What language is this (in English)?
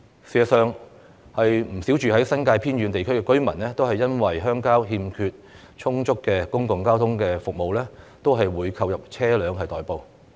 Cantonese